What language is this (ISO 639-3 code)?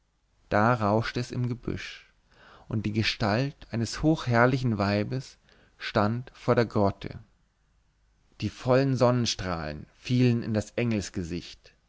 deu